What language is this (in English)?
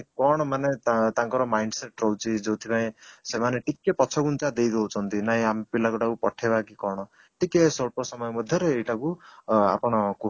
Odia